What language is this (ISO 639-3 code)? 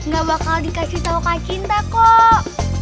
ind